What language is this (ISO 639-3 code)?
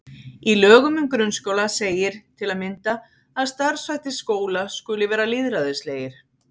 isl